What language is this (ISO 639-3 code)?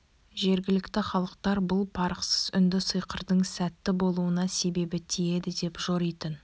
kaz